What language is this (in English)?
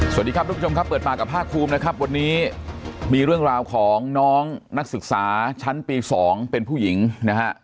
Thai